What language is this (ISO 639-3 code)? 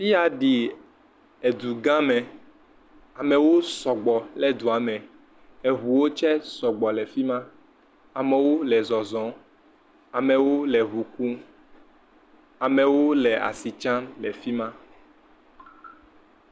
ewe